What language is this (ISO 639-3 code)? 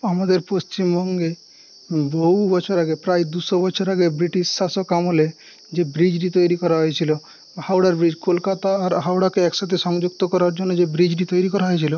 ben